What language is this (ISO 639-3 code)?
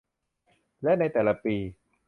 tha